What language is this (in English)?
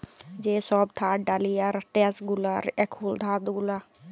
Bangla